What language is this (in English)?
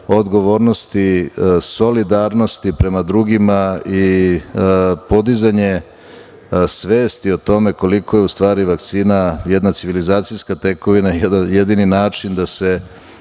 Serbian